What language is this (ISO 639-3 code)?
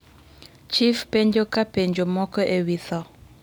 luo